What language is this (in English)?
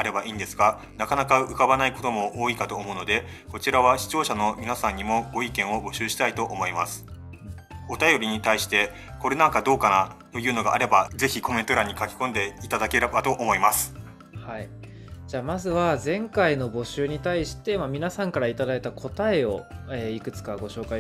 Japanese